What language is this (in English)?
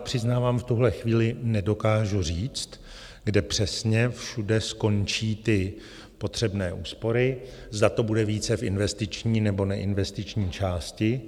Czech